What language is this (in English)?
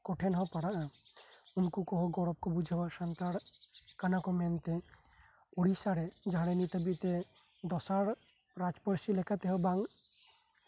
Santali